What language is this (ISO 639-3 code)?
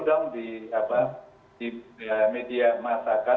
ind